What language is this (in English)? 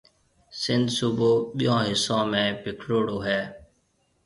Marwari (Pakistan)